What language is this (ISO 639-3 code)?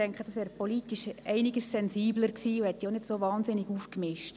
gsw